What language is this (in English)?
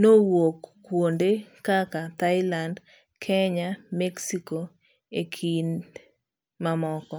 Luo (Kenya and Tanzania)